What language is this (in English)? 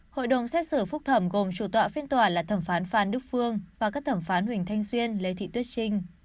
Vietnamese